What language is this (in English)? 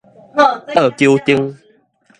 Min Nan Chinese